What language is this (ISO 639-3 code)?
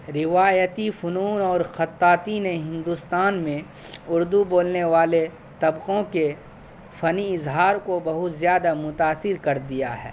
urd